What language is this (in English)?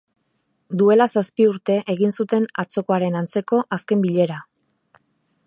Basque